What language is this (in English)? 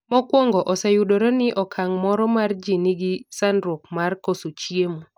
Luo (Kenya and Tanzania)